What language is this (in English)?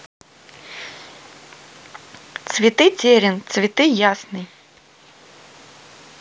Russian